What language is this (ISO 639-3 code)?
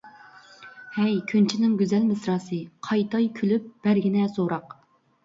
uig